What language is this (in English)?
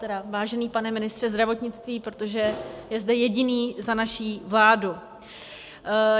Czech